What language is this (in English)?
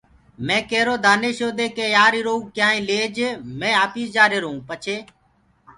Gurgula